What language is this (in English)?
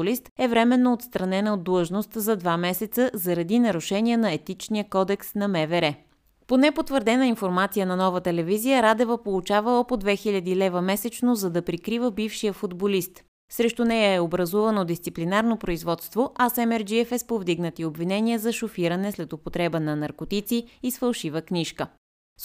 Bulgarian